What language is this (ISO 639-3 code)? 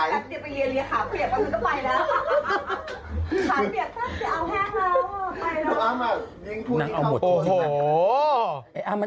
tha